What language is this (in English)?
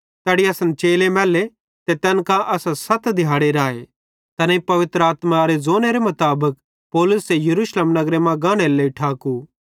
Bhadrawahi